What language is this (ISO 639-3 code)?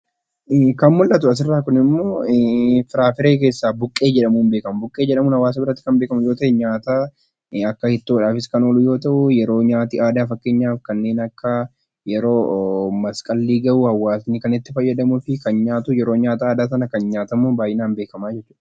orm